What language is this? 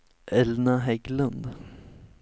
Swedish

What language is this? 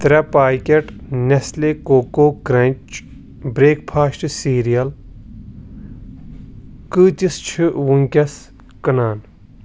Kashmiri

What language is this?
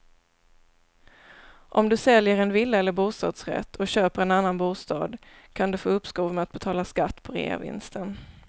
Swedish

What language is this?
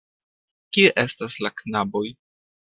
Esperanto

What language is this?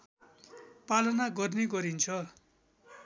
Nepali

